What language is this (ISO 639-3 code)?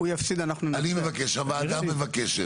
heb